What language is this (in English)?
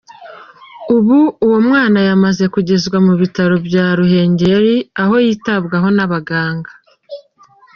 Kinyarwanda